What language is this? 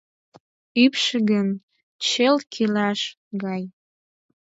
Mari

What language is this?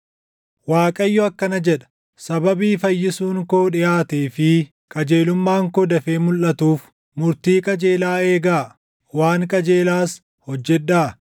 Oromo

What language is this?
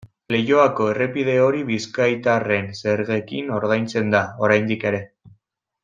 Basque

